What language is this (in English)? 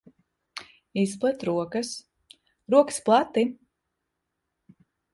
Latvian